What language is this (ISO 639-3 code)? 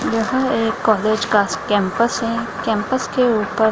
hin